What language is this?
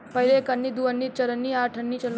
Bhojpuri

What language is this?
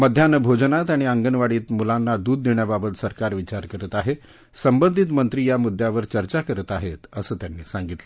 Marathi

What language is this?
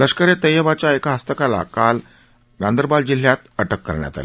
Marathi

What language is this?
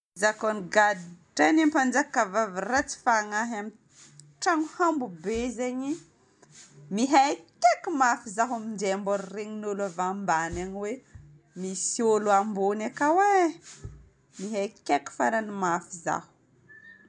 Northern Betsimisaraka Malagasy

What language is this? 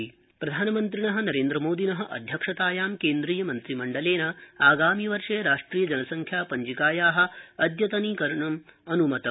Sanskrit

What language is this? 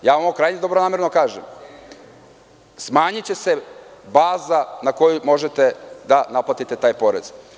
Serbian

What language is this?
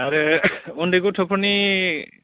Bodo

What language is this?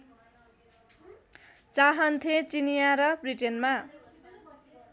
Nepali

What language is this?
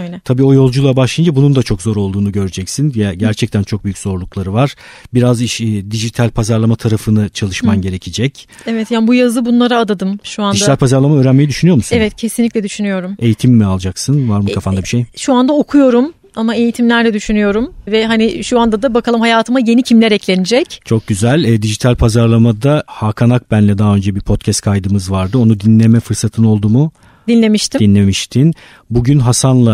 Turkish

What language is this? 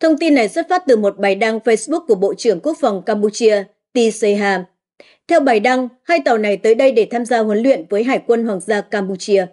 Vietnamese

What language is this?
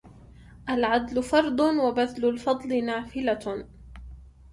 Arabic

